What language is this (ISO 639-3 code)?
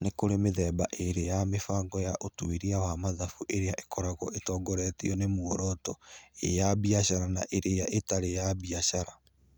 kik